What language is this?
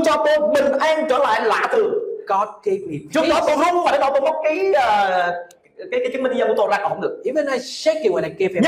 Vietnamese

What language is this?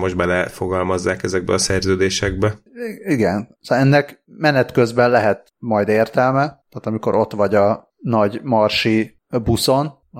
Hungarian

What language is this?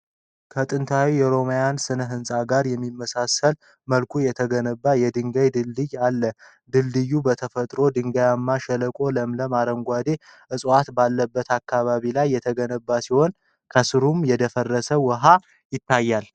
Amharic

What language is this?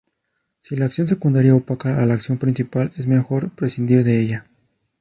Spanish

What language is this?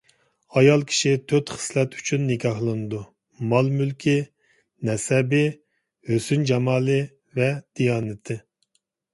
Uyghur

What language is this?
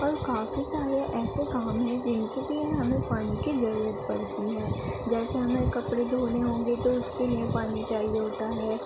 Urdu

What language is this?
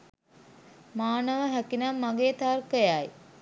Sinhala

